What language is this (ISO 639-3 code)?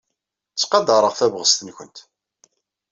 kab